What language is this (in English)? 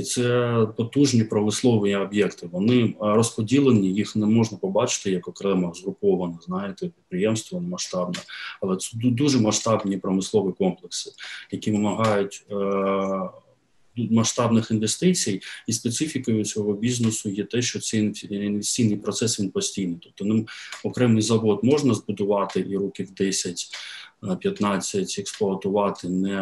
Ukrainian